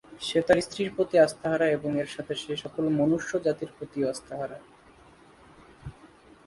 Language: Bangla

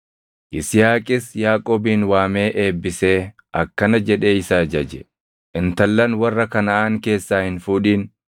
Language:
Oromo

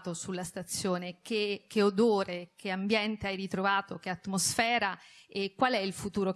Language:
Italian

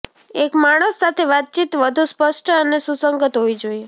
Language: Gujarati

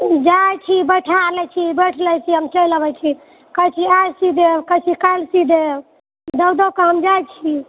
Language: Maithili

